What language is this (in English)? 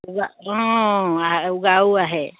Assamese